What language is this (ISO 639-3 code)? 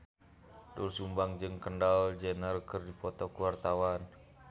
sun